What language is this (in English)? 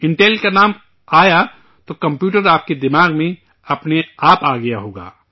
Urdu